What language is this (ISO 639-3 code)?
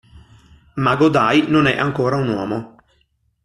ita